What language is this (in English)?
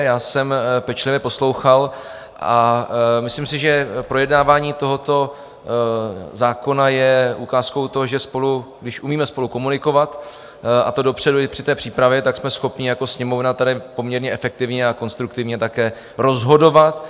Czech